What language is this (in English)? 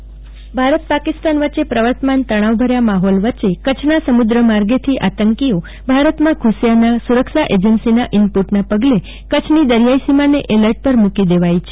Gujarati